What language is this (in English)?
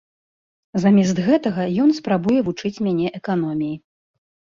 Belarusian